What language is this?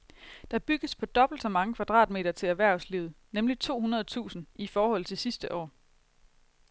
Danish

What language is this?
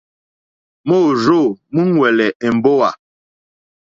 Mokpwe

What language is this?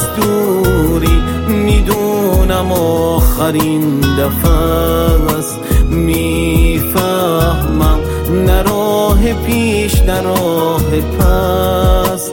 Persian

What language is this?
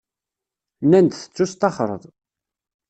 Kabyle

